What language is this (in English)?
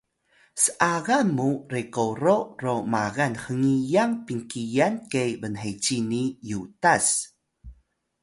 Atayal